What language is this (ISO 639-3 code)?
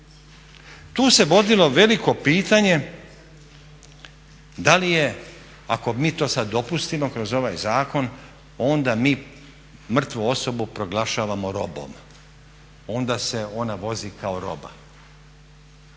hrv